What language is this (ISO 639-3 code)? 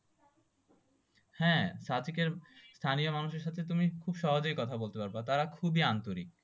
ben